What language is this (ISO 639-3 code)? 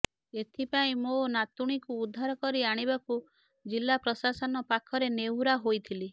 ori